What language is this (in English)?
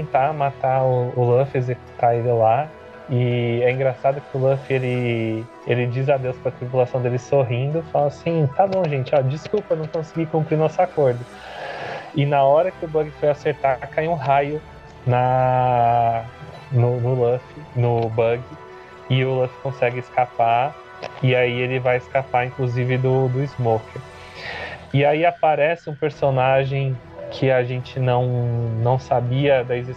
Portuguese